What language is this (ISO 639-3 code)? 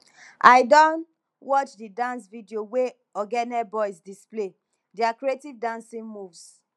pcm